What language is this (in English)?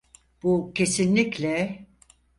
Turkish